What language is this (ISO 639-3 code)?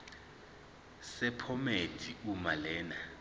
zul